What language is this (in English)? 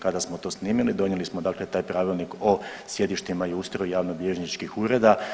Croatian